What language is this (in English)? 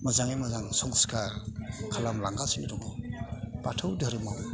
Bodo